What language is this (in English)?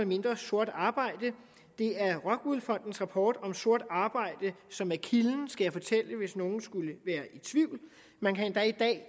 Danish